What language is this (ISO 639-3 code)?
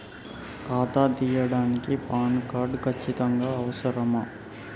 tel